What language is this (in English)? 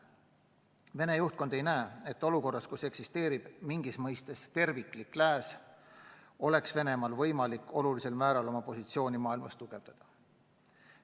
Estonian